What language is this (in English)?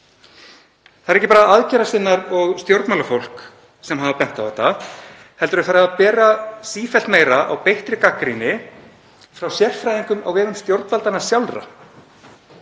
Icelandic